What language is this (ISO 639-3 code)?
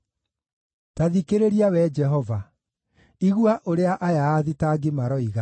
kik